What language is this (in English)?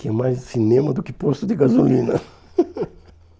Portuguese